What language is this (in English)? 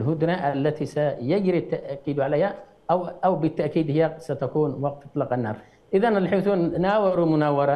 Arabic